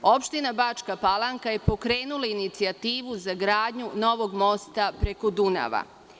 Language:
Serbian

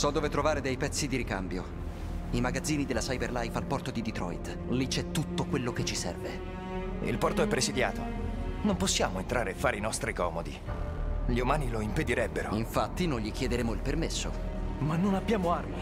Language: Italian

